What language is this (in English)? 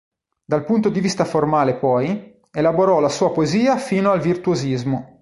Italian